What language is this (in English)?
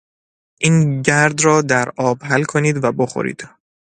Persian